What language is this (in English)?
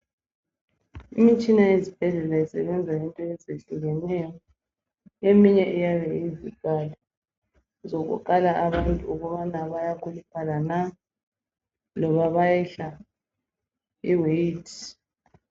North Ndebele